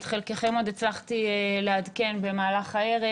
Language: Hebrew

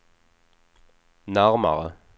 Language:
Swedish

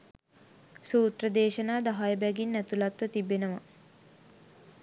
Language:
Sinhala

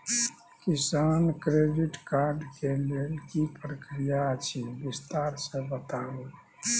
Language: Maithili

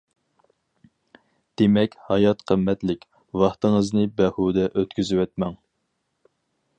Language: Uyghur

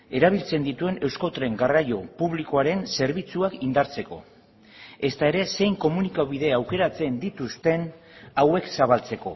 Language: Basque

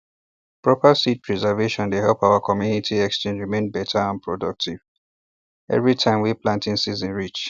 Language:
Nigerian Pidgin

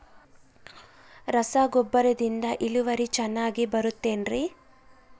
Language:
Kannada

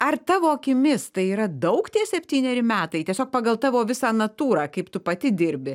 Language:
Lithuanian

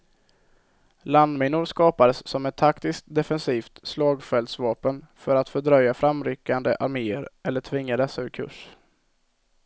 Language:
Swedish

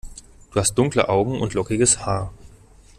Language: German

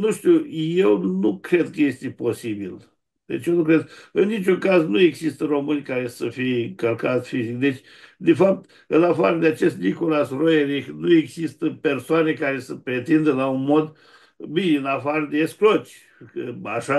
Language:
Romanian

